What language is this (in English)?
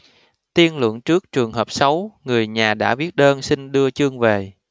Vietnamese